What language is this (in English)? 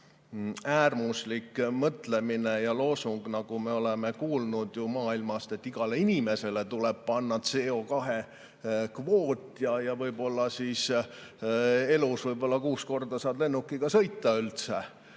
Estonian